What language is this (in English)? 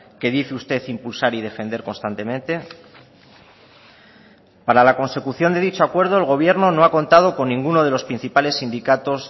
Spanish